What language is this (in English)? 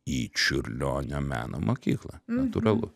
Lithuanian